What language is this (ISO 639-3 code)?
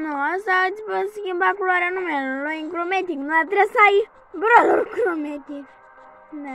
ron